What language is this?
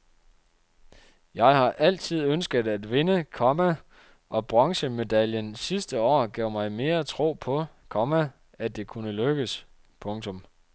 Danish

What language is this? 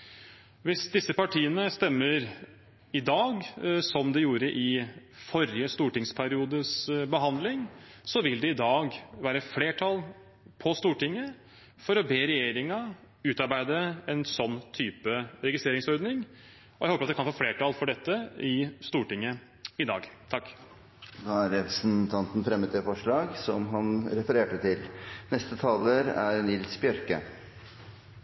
Norwegian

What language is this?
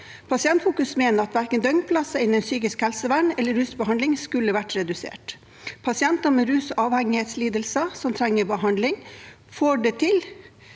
Norwegian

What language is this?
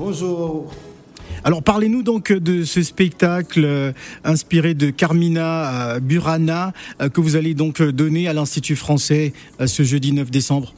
French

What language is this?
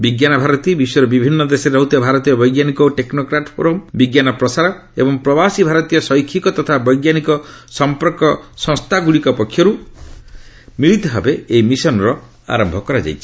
Odia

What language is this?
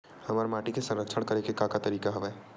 Chhattisgarhi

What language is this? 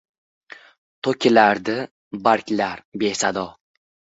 Uzbek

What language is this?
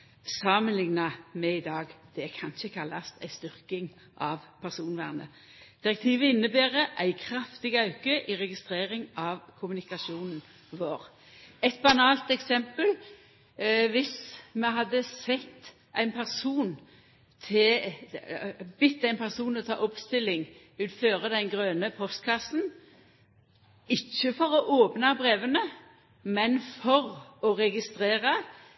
Norwegian Nynorsk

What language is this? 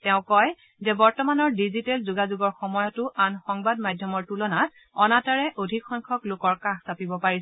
Assamese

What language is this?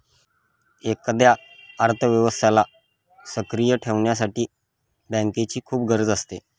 Marathi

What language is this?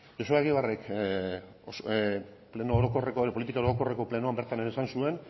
Basque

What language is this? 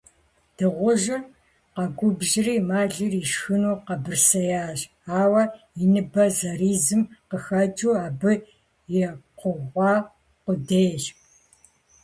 Kabardian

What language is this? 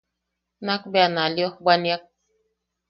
Yaqui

